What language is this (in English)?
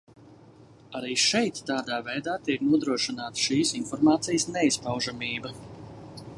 Latvian